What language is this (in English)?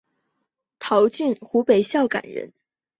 Chinese